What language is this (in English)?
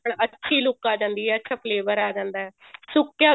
Punjabi